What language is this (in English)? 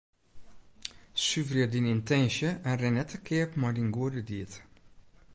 Western Frisian